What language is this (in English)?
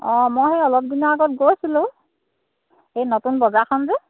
Assamese